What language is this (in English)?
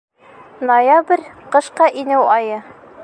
Bashkir